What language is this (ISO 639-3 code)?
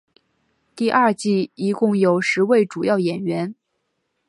zho